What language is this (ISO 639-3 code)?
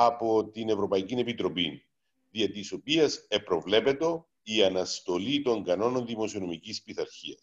ell